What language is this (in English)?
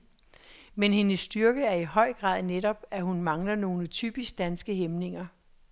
Danish